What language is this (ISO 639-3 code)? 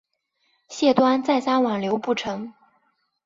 zho